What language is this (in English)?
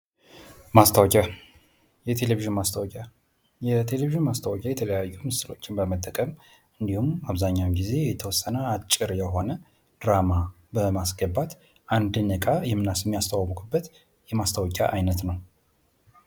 Amharic